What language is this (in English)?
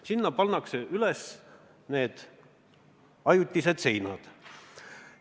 Estonian